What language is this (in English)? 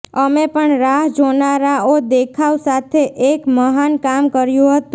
Gujarati